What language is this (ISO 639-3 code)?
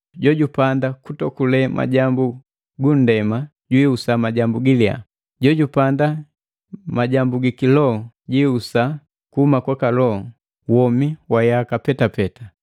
mgv